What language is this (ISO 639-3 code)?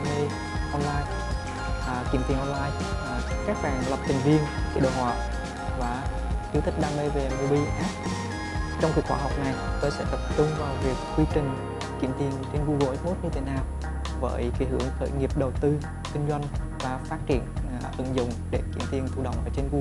vie